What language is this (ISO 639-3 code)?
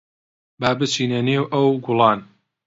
ckb